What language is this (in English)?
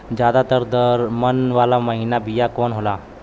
Bhojpuri